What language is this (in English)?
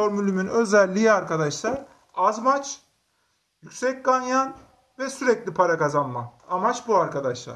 Turkish